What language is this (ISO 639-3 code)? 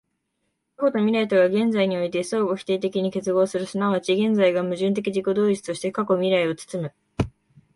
jpn